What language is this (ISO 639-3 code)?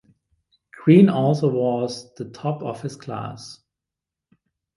eng